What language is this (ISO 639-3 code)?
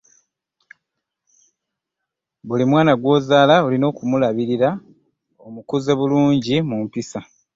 lug